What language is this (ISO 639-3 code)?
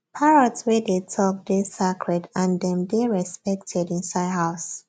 pcm